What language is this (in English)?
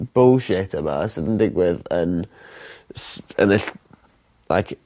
Welsh